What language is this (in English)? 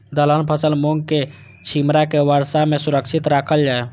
Maithili